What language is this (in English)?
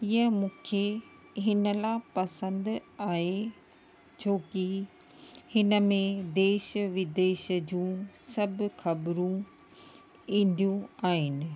Sindhi